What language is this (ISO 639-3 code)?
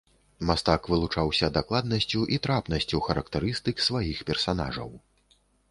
bel